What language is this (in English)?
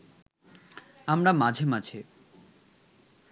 Bangla